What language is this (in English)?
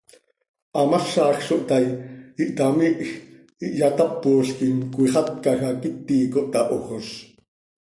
Seri